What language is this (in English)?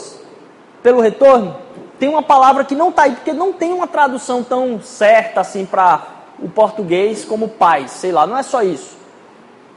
Portuguese